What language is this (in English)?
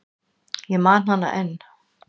Icelandic